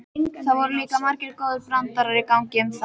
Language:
Icelandic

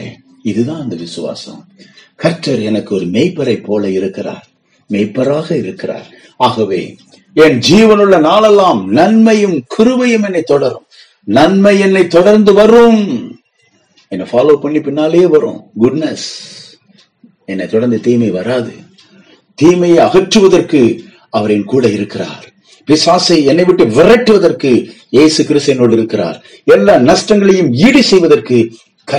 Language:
Tamil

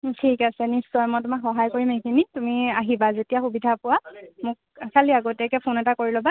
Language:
Assamese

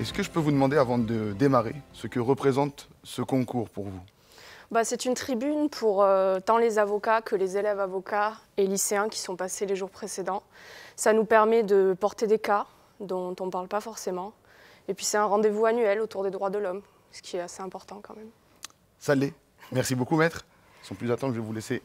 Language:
French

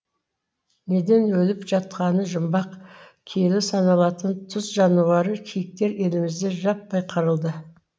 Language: Kazakh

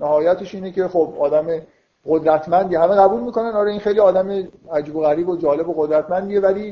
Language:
Persian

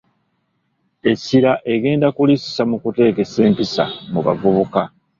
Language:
Ganda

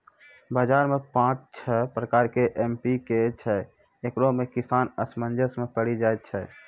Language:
Maithili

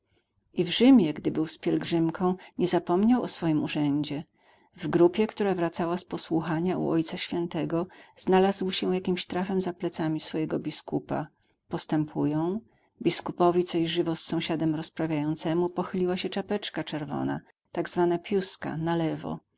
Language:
Polish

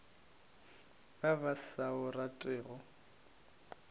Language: Northern Sotho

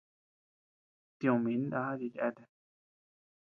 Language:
Tepeuxila Cuicatec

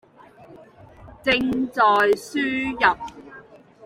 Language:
Chinese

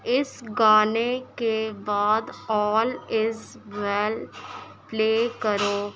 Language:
Urdu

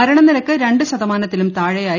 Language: Malayalam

